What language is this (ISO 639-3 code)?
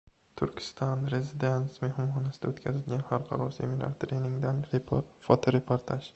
uzb